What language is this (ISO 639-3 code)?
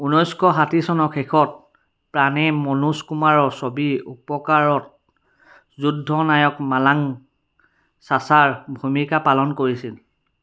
asm